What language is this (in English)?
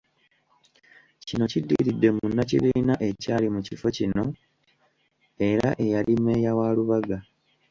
Ganda